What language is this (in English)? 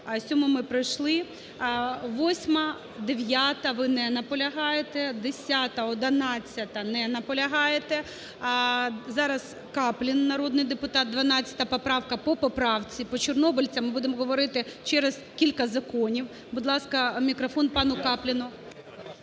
Ukrainian